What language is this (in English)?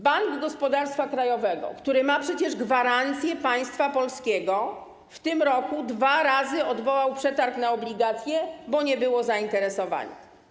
Polish